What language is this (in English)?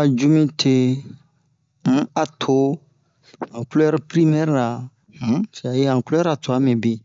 Bomu